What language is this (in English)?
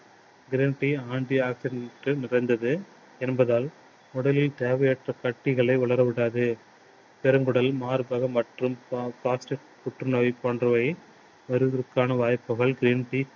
Tamil